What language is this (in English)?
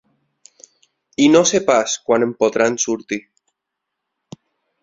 Catalan